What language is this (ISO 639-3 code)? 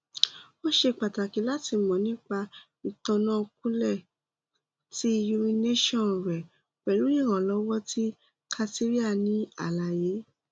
yor